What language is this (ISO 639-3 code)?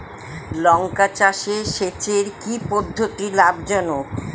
ben